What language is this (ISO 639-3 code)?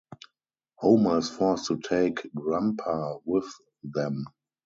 eng